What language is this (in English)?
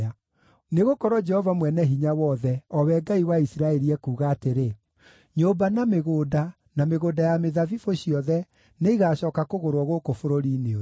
Kikuyu